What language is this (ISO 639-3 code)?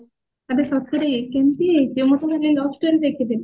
ori